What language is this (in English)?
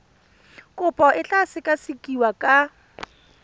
Tswana